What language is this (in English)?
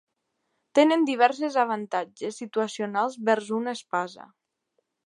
Catalan